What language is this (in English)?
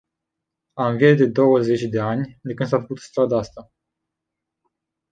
Romanian